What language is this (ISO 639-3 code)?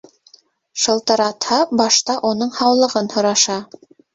bak